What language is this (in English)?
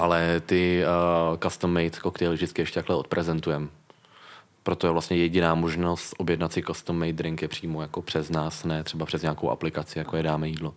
Czech